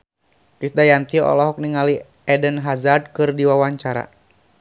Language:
Sundanese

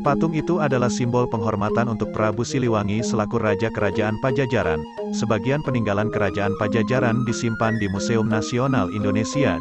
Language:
Indonesian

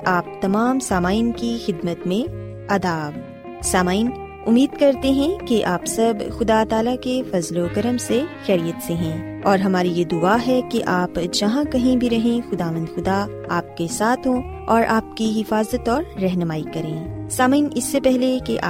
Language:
Urdu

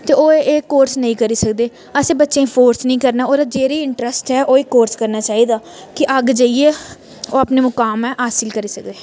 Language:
Dogri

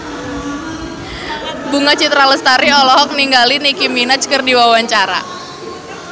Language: Sundanese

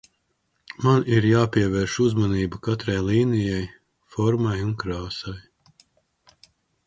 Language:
Latvian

